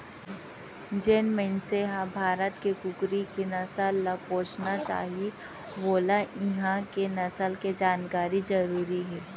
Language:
Chhattisgarhi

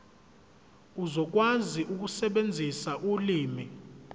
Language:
Zulu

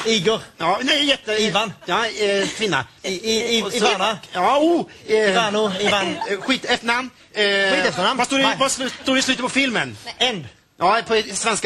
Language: Swedish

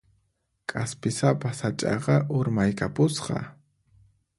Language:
Puno Quechua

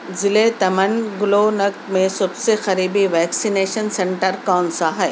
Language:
Urdu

